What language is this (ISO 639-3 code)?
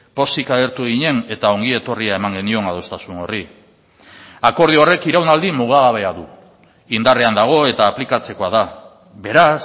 eus